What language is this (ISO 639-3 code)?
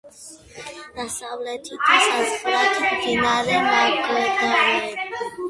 kat